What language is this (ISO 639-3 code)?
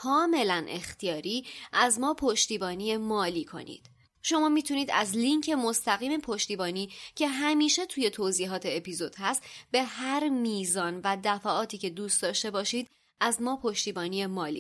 fas